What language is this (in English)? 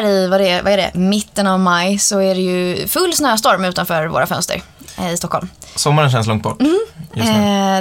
Swedish